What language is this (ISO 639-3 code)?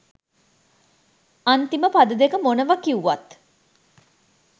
sin